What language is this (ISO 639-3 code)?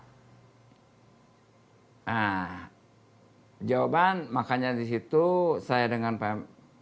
ind